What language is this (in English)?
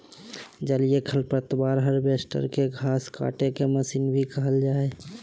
Magahi